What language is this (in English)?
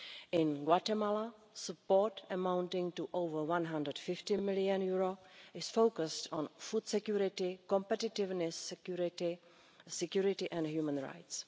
English